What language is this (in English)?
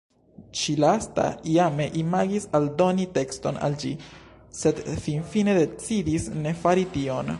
Esperanto